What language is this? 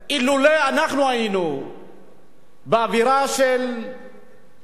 Hebrew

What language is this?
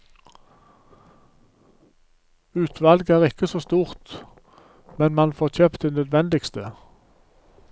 Norwegian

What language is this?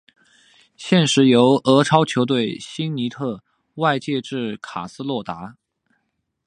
Chinese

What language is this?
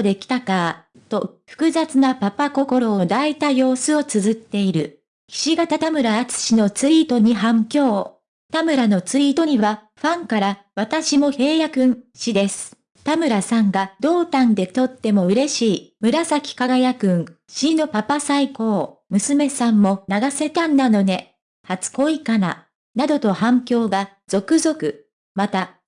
Japanese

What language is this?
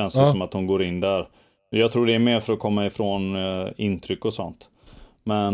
Swedish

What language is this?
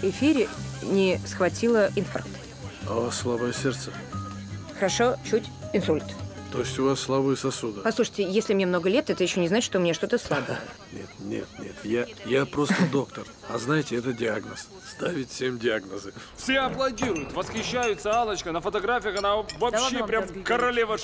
Russian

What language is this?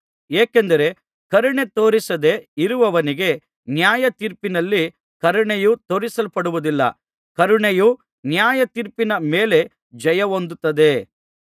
Kannada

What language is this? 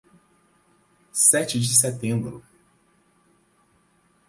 Portuguese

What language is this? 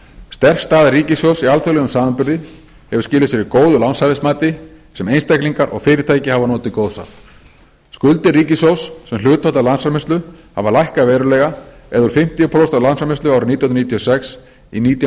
Icelandic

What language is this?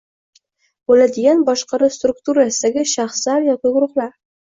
Uzbek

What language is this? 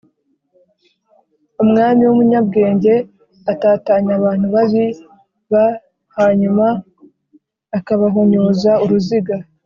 Kinyarwanda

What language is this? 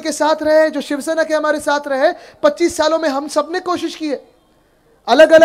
Hindi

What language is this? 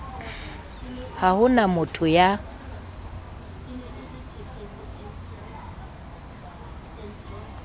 Southern Sotho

